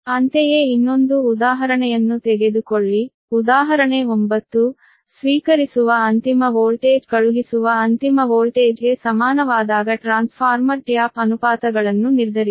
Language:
Kannada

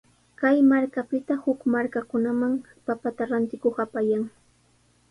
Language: Sihuas Ancash Quechua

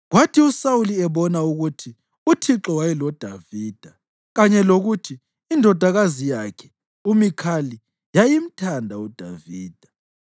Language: North Ndebele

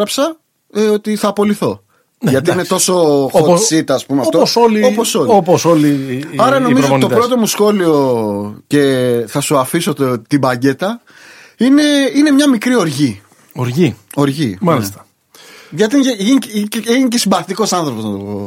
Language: Greek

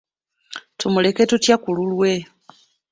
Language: Ganda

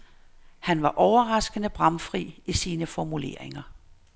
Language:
Danish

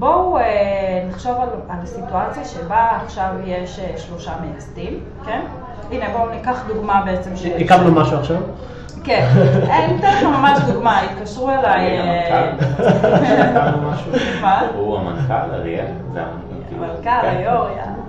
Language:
Hebrew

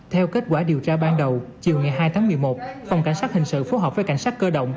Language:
Vietnamese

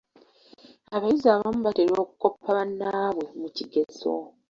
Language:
Ganda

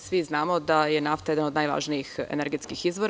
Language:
Serbian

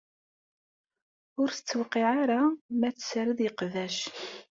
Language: Kabyle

